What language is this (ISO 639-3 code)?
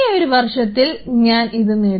mal